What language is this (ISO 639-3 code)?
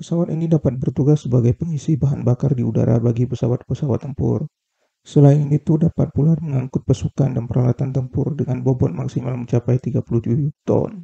ind